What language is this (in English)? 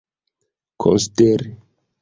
Esperanto